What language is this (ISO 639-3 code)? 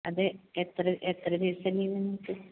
mal